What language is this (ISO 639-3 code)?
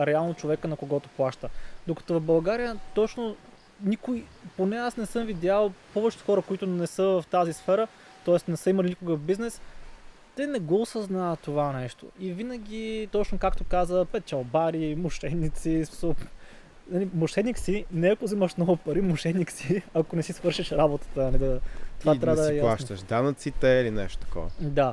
bul